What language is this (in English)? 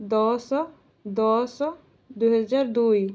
Odia